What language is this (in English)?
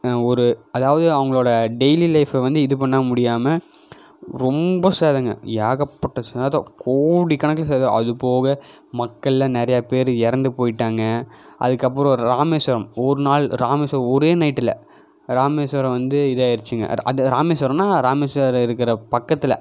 Tamil